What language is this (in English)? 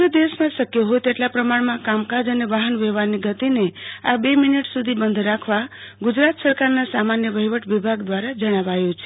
Gujarati